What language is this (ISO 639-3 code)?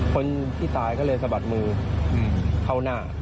tha